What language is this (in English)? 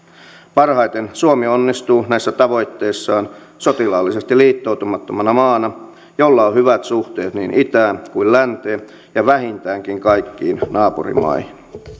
Finnish